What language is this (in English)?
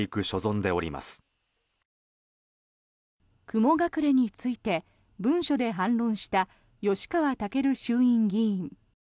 Japanese